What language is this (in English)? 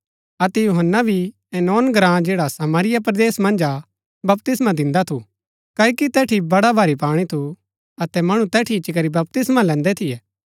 Gaddi